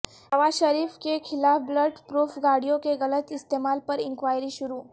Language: Urdu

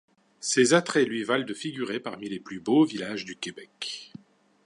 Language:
French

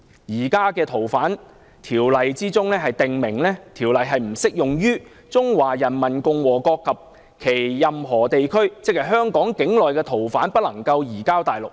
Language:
Cantonese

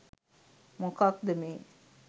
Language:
Sinhala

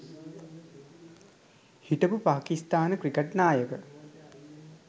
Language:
Sinhala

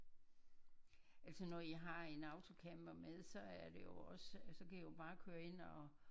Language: Danish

